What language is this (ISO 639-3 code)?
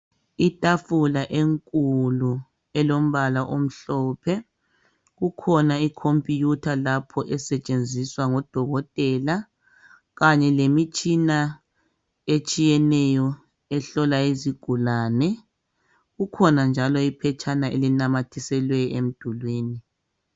nde